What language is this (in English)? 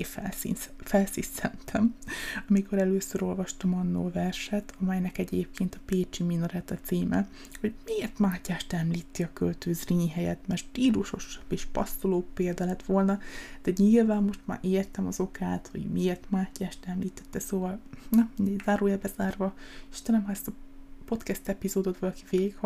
Hungarian